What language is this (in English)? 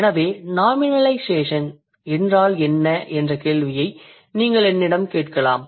Tamil